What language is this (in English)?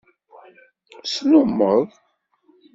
Kabyle